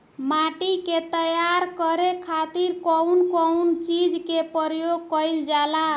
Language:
Bhojpuri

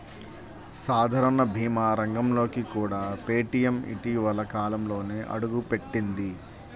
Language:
Telugu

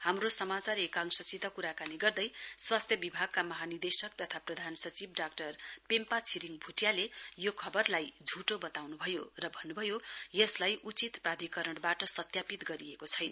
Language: Nepali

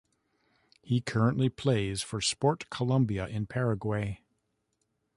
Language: English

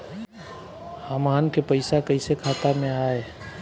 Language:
Bhojpuri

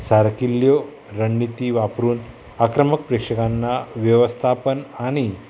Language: Konkani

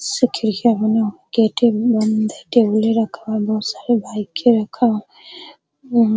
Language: Hindi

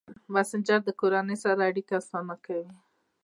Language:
Pashto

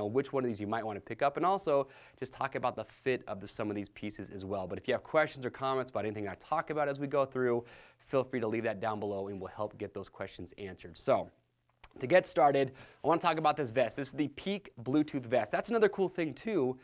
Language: English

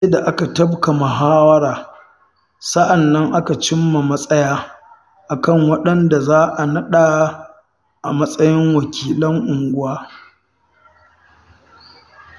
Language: Hausa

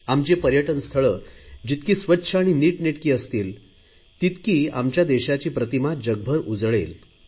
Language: Marathi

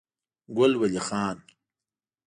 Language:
Pashto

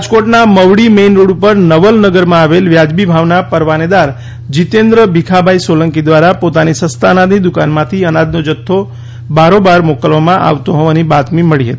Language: Gujarati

